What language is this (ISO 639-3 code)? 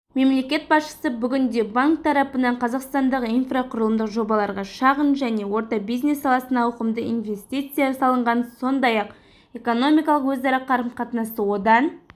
kaz